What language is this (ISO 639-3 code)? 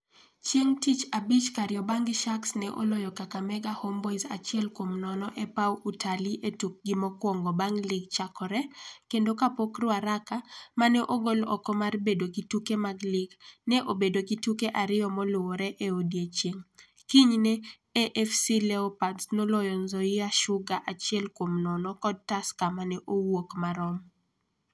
luo